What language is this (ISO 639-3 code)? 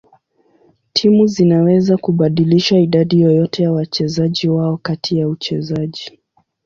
swa